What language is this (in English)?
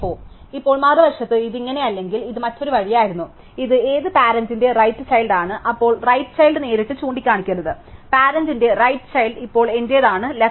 Malayalam